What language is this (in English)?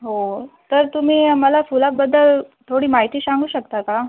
Marathi